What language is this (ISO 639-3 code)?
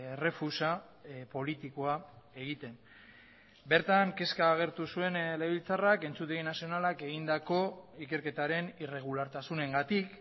eus